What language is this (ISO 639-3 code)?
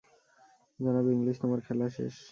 ben